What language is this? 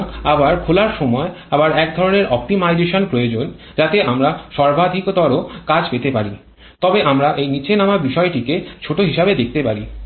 Bangla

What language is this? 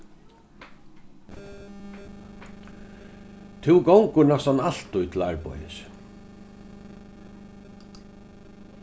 Faroese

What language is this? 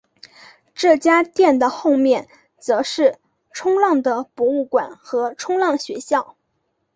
Chinese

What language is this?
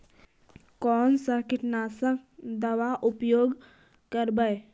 Magahi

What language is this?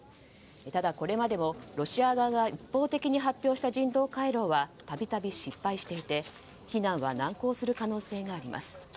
Japanese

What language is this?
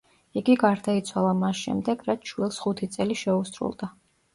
Georgian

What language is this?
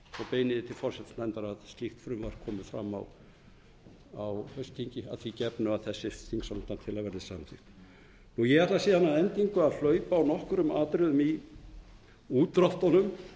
Icelandic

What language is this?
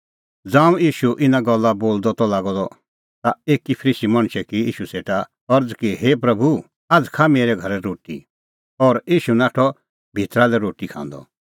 Kullu Pahari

